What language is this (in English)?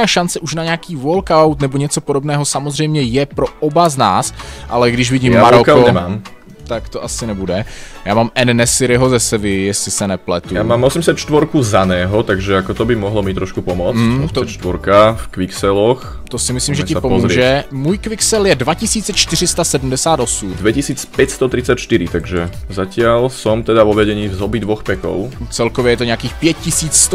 Czech